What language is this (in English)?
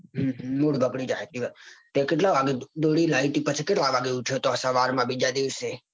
Gujarati